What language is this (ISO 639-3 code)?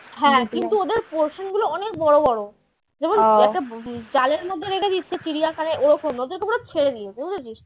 ben